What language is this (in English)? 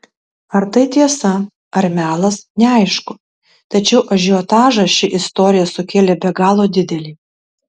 Lithuanian